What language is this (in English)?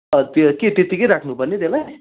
Nepali